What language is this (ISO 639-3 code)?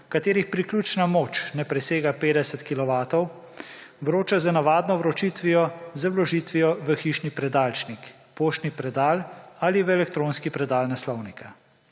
slv